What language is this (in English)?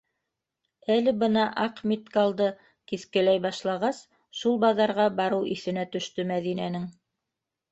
Bashkir